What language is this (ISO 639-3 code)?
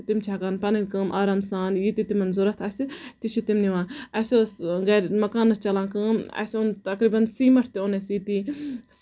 kas